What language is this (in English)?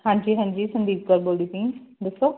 Punjabi